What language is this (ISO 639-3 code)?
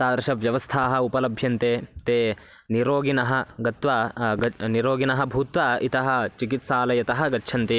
san